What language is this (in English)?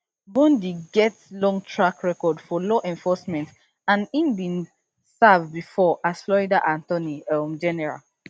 Nigerian Pidgin